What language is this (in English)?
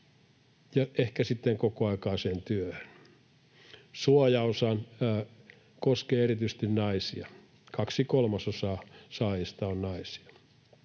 Finnish